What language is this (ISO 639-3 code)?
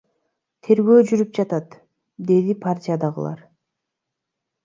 kir